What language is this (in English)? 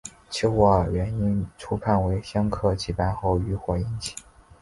Chinese